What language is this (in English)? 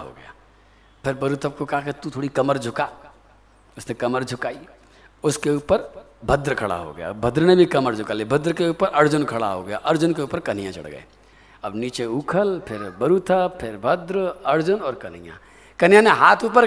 Hindi